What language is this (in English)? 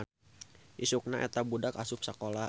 Sundanese